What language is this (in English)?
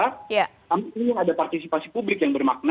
Indonesian